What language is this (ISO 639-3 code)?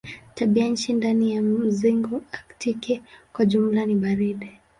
swa